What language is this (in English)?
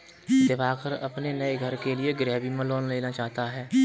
Hindi